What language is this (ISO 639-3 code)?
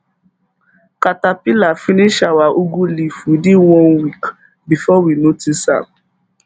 pcm